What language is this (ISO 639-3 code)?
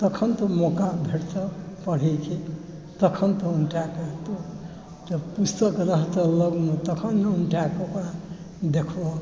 mai